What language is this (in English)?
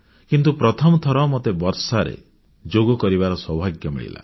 Odia